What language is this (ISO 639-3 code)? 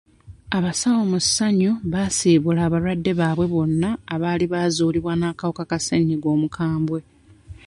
lug